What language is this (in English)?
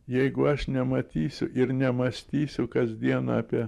Lithuanian